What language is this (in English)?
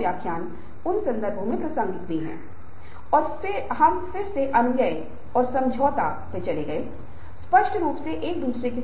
Hindi